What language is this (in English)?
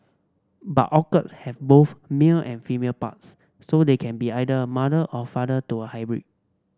English